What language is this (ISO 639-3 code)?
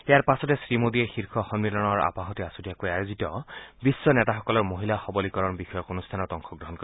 asm